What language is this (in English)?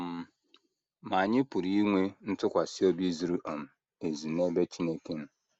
Igbo